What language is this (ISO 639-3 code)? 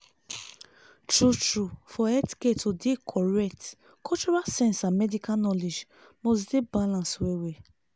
pcm